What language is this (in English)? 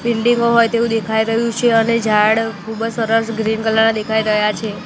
Gujarati